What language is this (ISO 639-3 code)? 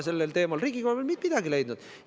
est